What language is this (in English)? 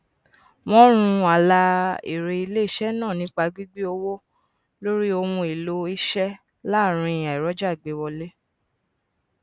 Yoruba